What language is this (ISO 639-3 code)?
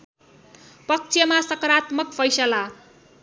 nep